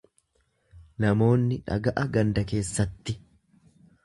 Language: Oromo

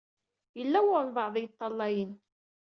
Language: Kabyle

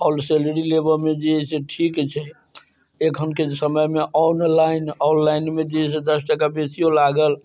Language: Maithili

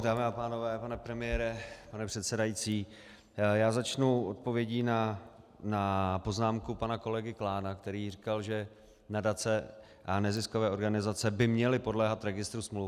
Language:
Czech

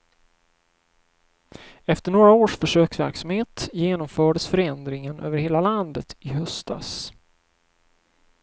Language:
Swedish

